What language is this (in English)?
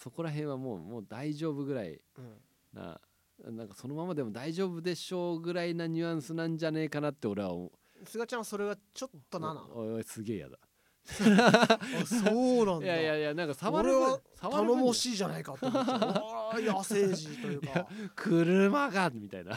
Japanese